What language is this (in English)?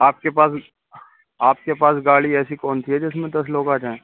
Urdu